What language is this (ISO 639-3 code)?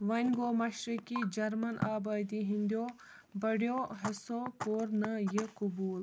kas